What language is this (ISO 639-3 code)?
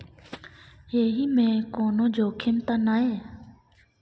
mai